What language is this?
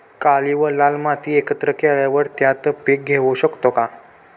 Marathi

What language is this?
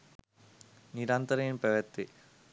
Sinhala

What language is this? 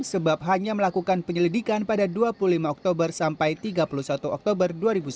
Indonesian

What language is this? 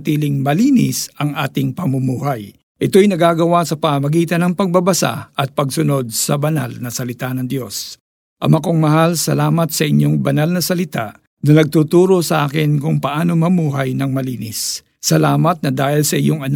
Filipino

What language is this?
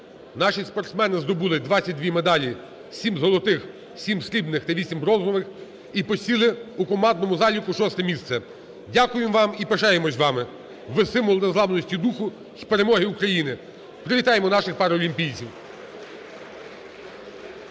Ukrainian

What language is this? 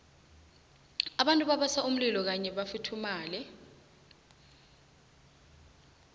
South Ndebele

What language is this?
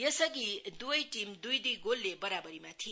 Nepali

